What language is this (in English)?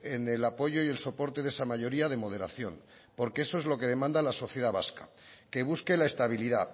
Spanish